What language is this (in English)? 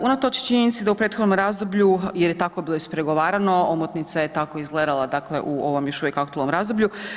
Croatian